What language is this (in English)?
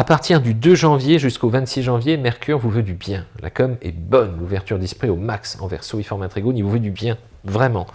French